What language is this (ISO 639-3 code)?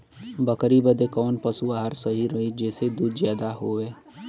bho